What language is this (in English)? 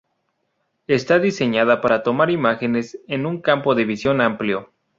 Spanish